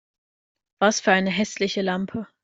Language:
German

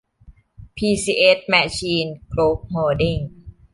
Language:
Thai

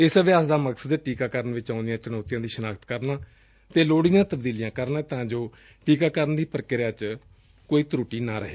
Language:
Punjabi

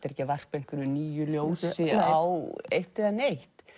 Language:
Icelandic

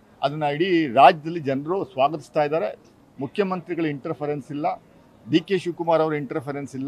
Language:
Kannada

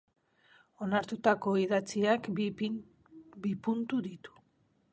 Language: Basque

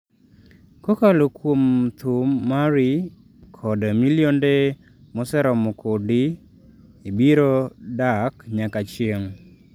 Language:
Luo (Kenya and Tanzania)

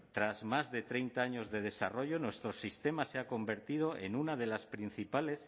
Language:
Spanish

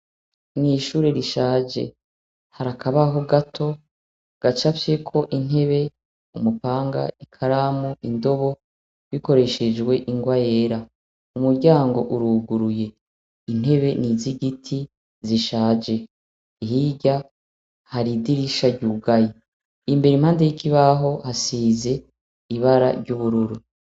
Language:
Rundi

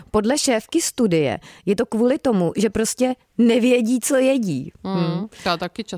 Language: Czech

